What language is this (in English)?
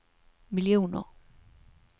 Swedish